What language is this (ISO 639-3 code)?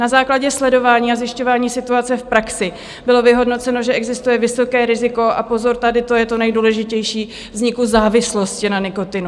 ces